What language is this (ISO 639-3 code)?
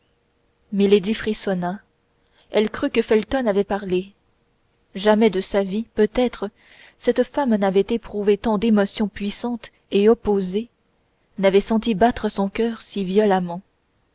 fra